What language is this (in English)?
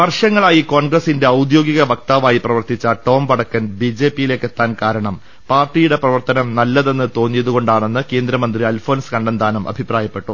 Malayalam